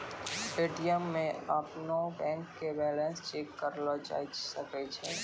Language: Maithili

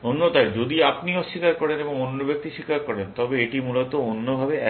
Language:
Bangla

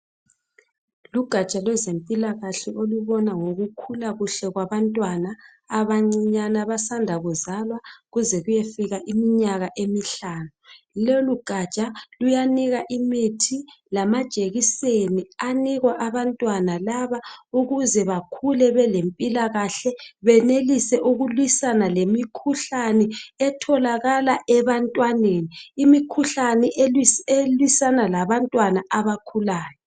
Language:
North Ndebele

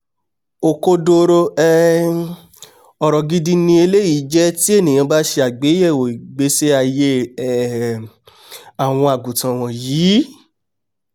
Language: Yoruba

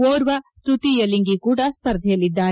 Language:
Kannada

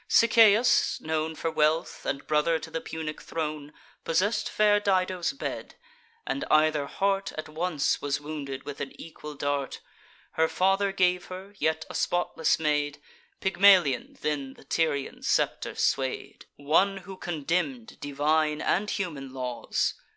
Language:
English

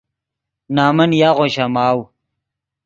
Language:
Yidgha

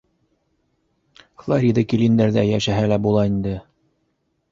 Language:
Bashkir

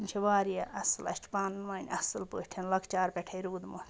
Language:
Kashmiri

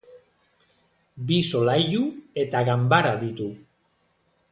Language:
Basque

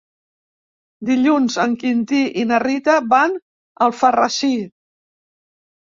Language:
Catalan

